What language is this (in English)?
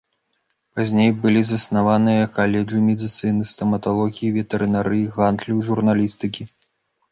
Belarusian